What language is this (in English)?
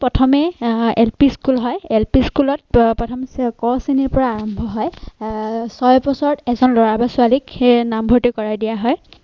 Assamese